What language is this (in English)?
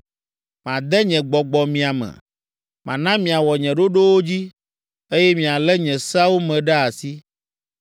Ewe